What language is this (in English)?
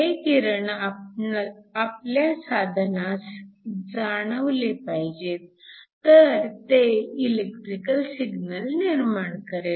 Marathi